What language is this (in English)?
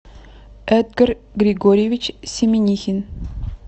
Russian